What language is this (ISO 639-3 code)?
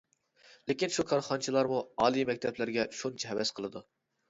uig